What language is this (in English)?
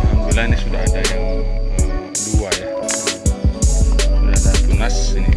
Indonesian